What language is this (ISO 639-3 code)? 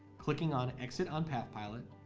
eng